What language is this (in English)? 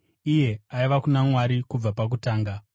Shona